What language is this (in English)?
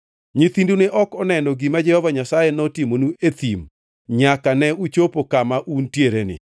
Luo (Kenya and Tanzania)